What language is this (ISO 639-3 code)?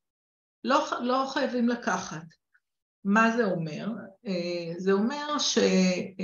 heb